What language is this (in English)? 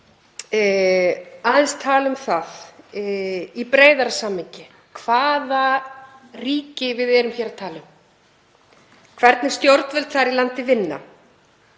Icelandic